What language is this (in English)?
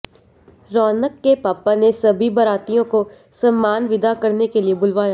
Hindi